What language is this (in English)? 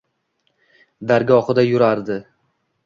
Uzbek